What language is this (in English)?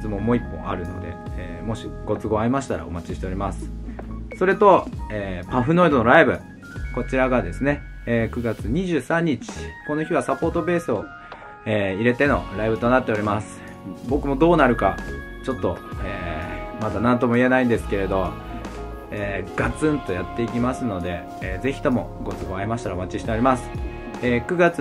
Japanese